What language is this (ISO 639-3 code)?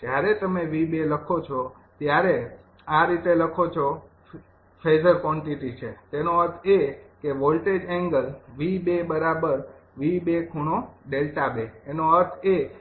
guj